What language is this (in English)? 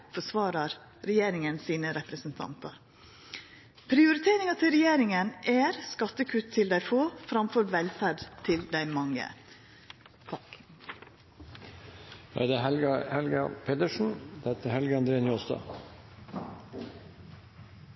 Norwegian